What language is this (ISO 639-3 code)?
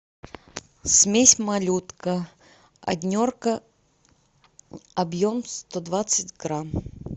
rus